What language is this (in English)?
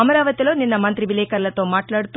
Telugu